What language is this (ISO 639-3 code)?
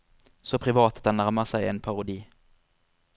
nor